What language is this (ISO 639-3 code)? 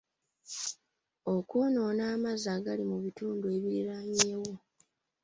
lug